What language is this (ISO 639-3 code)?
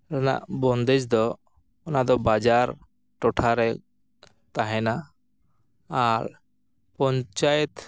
sat